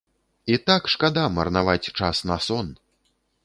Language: Belarusian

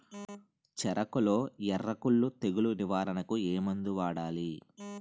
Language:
Telugu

